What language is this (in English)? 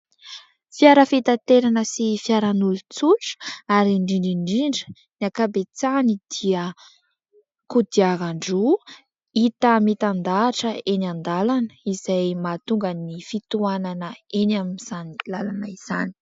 Malagasy